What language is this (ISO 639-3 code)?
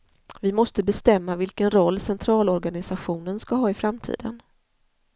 swe